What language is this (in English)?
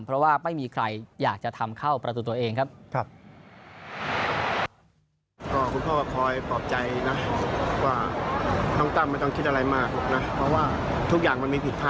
Thai